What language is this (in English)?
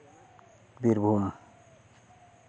Santali